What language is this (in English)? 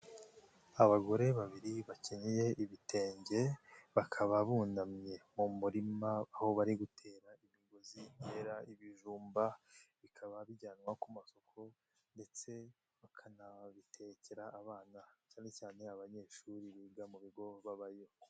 Kinyarwanda